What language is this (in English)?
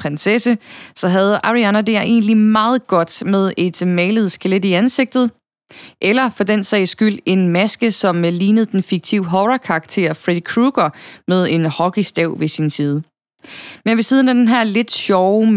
Danish